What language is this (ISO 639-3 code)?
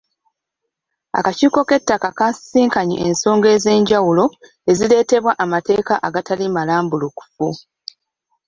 lug